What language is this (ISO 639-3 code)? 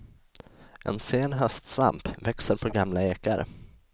swe